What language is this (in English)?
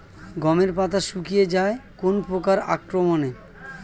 Bangla